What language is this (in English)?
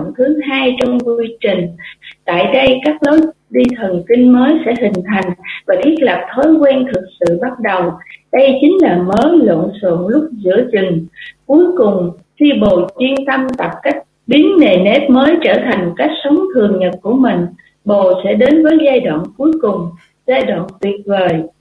Vietnamese